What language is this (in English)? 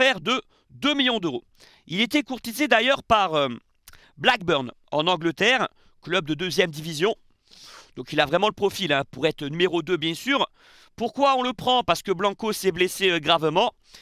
French